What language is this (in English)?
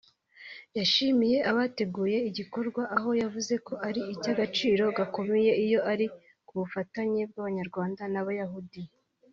Kinyarwanda